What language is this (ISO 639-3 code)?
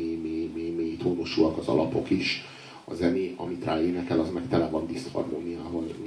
hun